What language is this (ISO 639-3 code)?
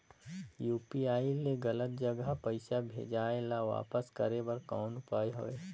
hne